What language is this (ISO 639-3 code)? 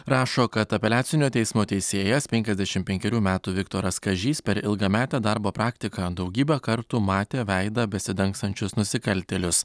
lit